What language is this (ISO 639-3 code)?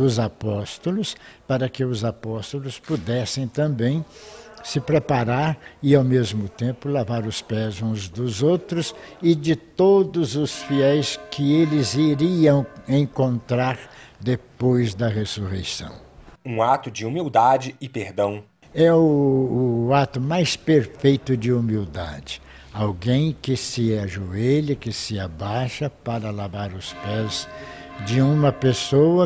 por